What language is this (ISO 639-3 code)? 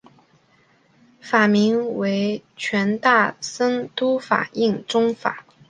zho